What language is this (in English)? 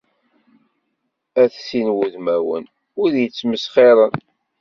Kabyle